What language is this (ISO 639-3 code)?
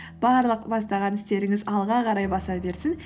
kaz